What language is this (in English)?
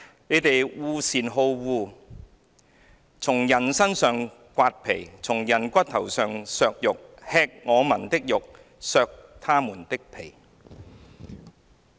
Cantonese